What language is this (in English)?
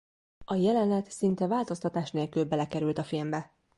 Hungarian